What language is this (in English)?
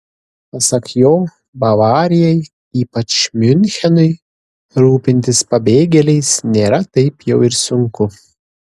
Lithuanian